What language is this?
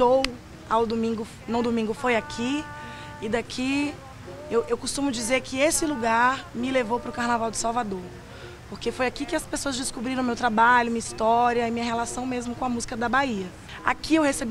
Portuguese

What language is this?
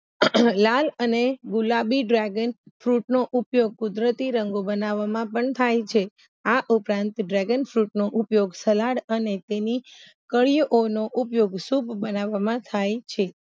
Gujarati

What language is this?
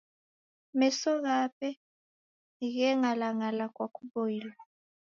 Taita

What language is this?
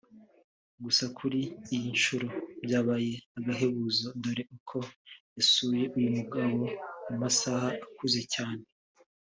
Kinyarwanda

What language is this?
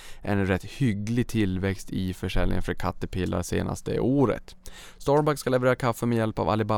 Swedish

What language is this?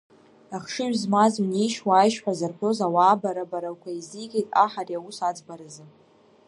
Abkhazian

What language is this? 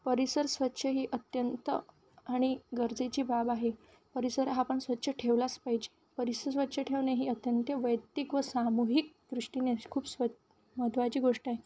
Marathi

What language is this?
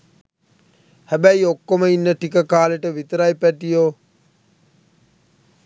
Sinhala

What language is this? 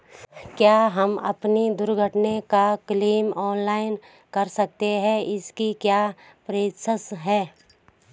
Hindi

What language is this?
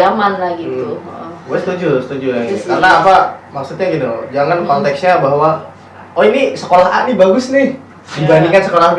Indonesian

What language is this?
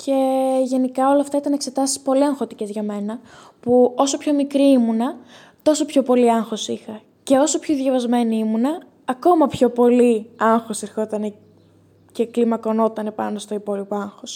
Greek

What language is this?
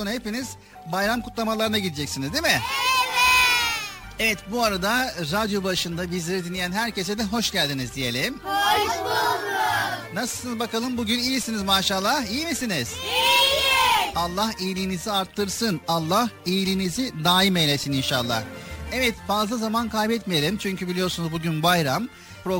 Turkish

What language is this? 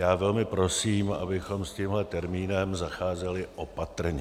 Czech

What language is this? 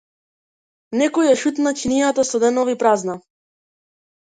Macedonian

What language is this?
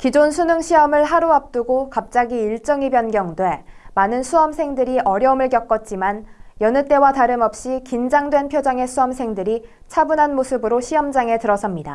Korean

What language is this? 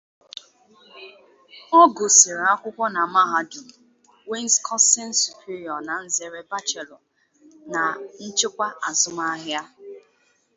Igbo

